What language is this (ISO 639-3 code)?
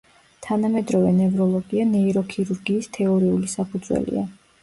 kat